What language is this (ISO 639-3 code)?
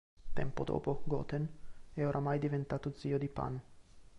ita